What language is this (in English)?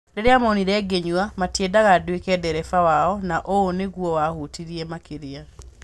Kikuyu